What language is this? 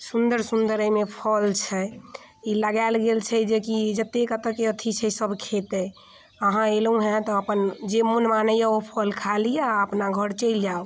Maithili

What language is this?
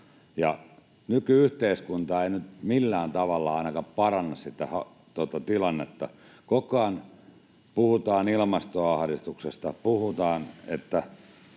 Finnish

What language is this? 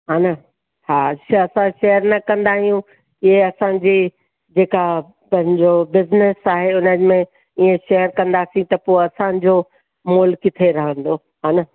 Sindhi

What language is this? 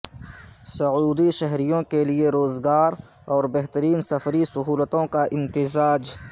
Urdu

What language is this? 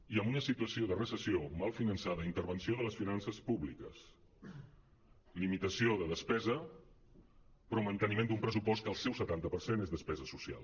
Catalan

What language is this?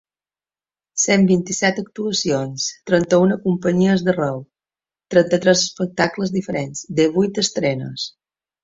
Catalan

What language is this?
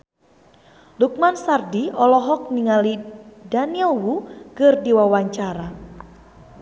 Sundanese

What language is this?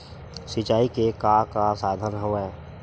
Chhattisgarhi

